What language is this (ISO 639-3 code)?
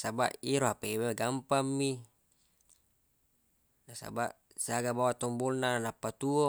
bug